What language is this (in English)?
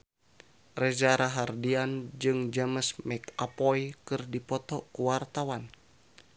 Sundanese